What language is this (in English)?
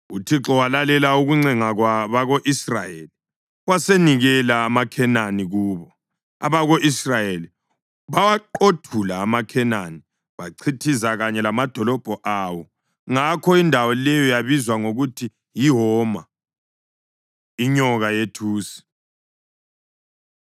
North Ndebele